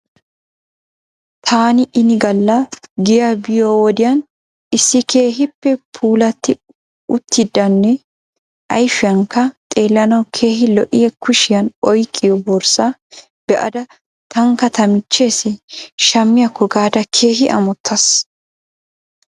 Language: Wolaytta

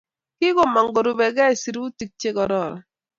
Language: Kalenjin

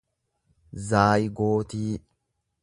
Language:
Oromo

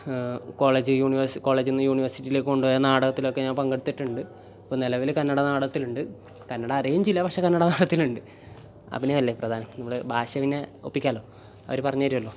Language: Malayalam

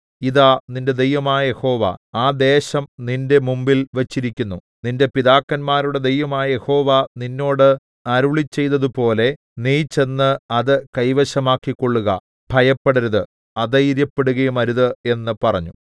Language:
Malayalam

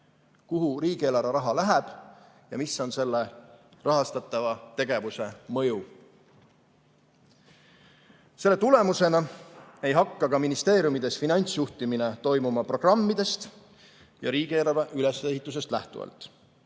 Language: Estonian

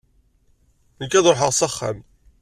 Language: Kabyle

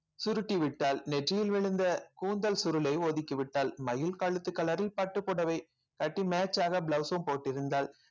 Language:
Tamil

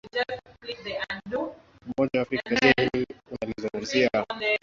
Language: Swahili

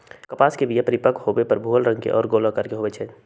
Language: Magahi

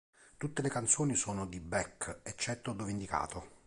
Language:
Italian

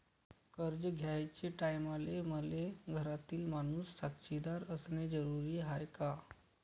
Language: Marathi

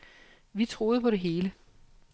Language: Danish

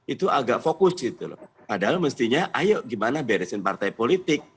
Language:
Indonesian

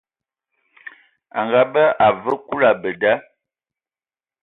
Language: Ewondo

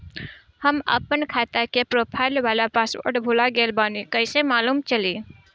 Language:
Bhojpuri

